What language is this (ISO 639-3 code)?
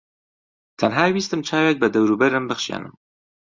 ckb